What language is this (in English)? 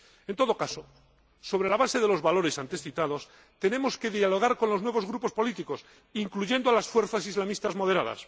Spanish